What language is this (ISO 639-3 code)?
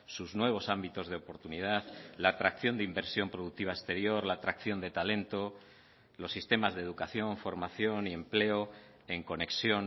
spa